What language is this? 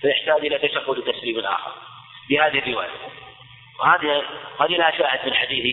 Arabic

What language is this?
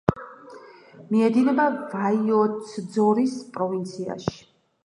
Georgian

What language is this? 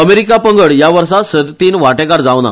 Konkani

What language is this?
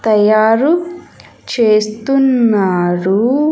Telugu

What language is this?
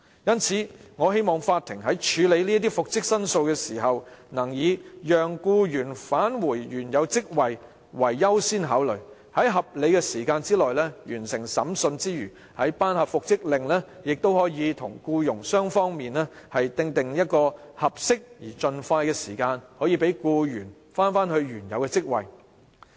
Cantonese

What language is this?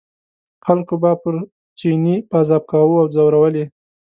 Pashto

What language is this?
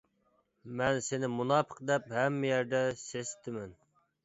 Uyghur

